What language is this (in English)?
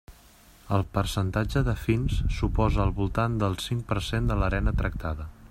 Catalan